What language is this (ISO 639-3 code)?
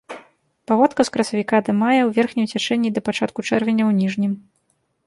bel